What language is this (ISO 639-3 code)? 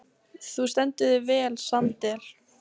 isl